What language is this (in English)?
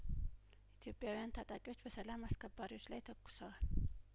Amharic